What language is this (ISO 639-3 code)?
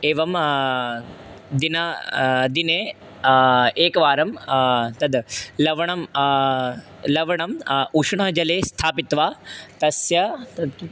san